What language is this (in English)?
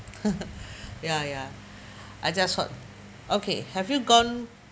English